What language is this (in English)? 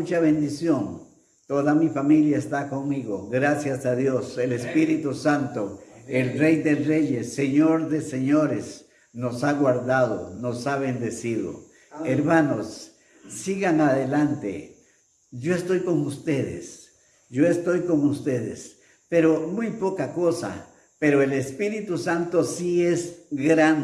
Spanish